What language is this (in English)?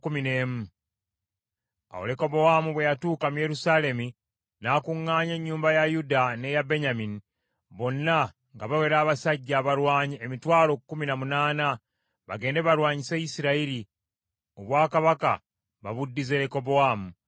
Ganda